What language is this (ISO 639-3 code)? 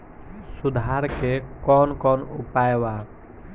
bho